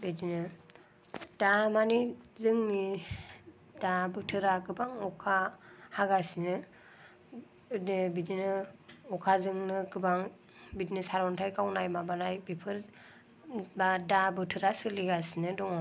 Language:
Bodo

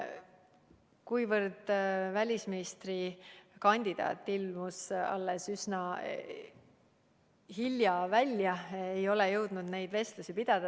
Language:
Estonian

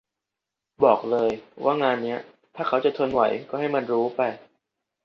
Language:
Thai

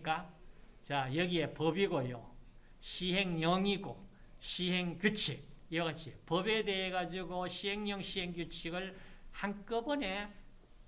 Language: Korean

